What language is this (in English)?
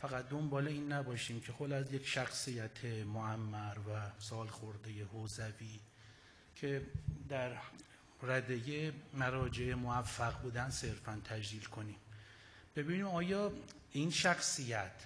Persian